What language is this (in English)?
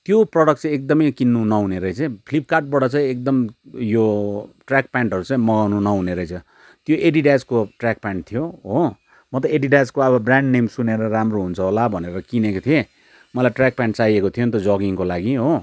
Nepali